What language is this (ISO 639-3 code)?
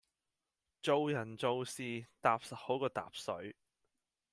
yue